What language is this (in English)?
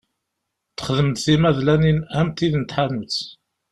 Kabyle